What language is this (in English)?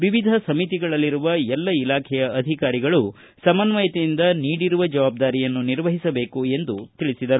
Kannada